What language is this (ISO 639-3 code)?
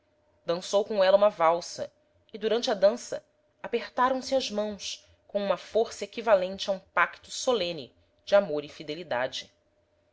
por